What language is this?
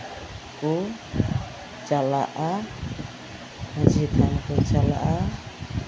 Santali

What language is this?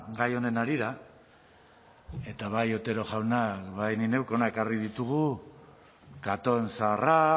Basque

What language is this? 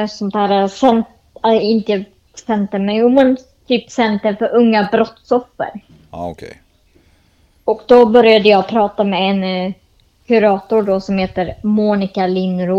Swedish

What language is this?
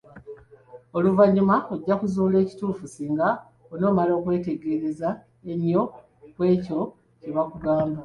Ganda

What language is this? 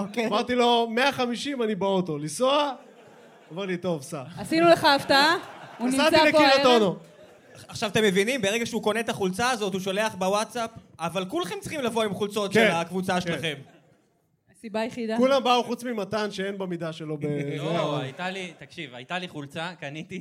Hebrew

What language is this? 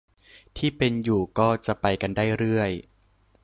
Thai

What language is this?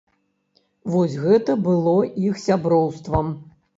Belarusian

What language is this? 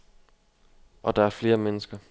Danish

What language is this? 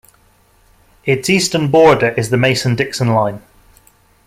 English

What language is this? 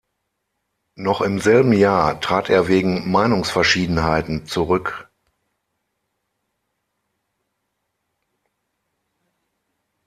German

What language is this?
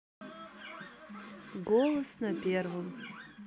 Russian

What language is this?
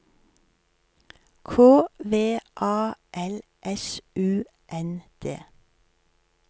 Norwegian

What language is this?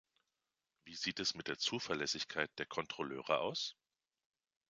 German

